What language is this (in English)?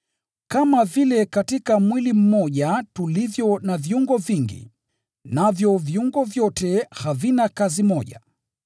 Swahili